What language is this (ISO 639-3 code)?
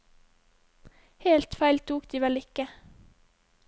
nor